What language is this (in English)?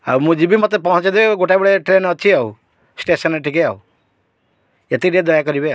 Odia